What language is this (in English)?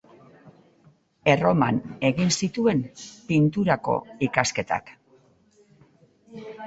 Basque